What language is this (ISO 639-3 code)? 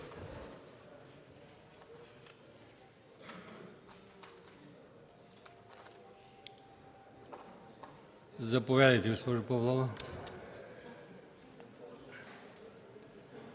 bul